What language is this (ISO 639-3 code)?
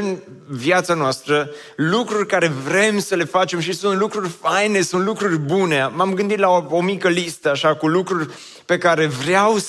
ron